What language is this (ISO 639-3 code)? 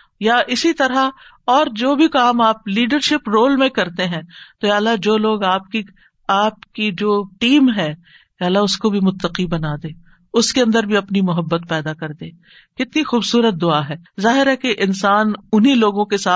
urd